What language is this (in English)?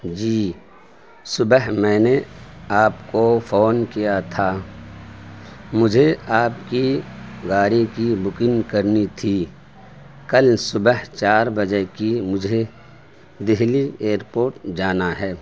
Urdu